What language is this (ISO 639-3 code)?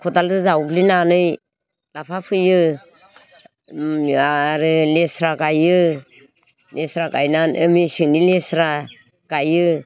brx